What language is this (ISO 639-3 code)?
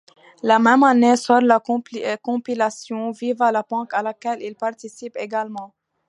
fra